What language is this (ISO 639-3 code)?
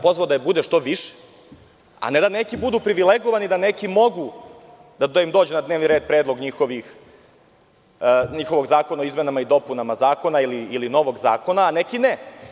srp